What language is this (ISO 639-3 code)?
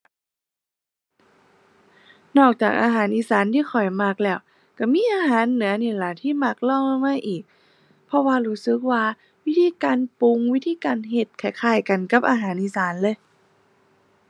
tha